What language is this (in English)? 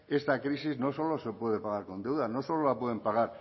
Spanish